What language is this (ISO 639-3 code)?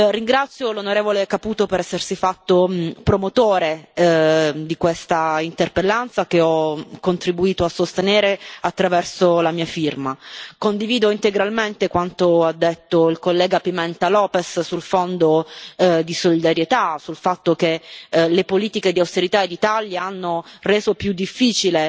ita